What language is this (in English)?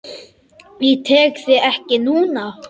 Icelandic